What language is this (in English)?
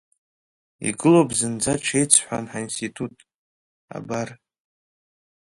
Abkhazian